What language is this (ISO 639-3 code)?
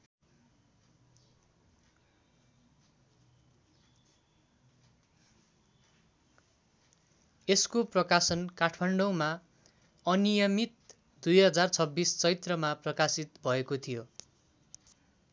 nep